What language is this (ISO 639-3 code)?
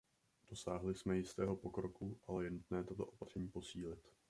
ces